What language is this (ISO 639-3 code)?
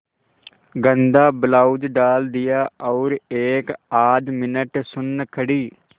hin